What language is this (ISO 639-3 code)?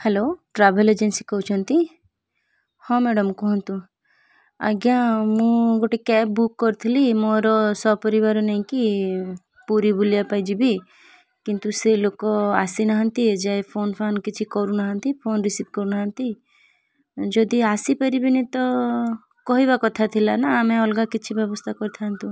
ori